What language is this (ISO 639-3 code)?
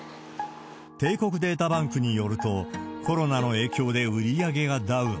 jpn